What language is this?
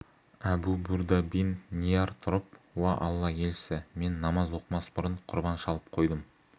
Kazakh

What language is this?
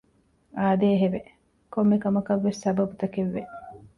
Divehi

